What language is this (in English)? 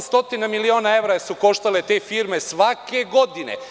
Serbian